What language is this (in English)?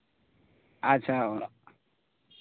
Santali